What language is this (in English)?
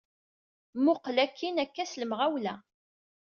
Kabyle